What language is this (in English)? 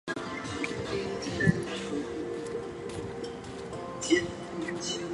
Chinese